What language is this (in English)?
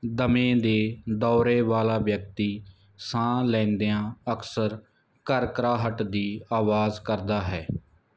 Punjabi